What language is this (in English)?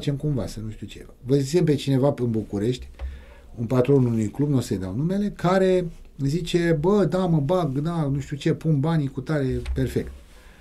Romanian